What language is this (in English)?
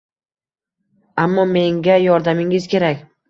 Uzbek